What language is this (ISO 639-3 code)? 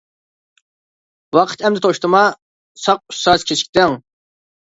uig